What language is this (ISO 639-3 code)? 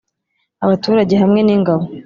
kin